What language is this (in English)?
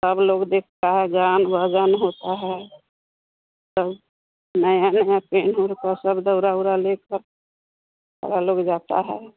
Hindi